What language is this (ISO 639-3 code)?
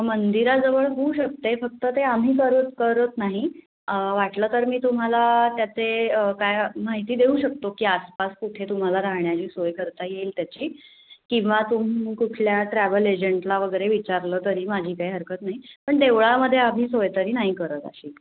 mar